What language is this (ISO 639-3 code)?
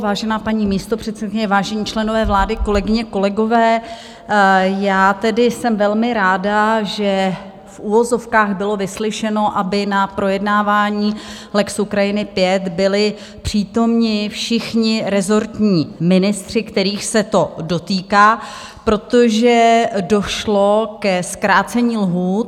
ces